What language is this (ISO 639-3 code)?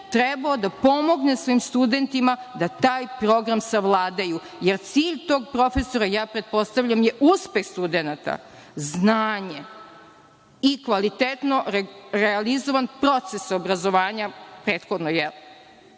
srp